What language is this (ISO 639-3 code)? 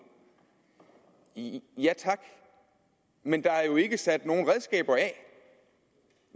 dan